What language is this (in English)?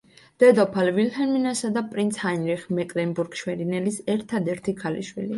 Georgian